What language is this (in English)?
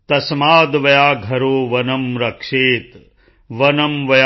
Punjabi